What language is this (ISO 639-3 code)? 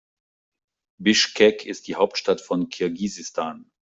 deu